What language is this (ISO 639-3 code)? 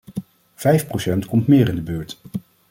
nld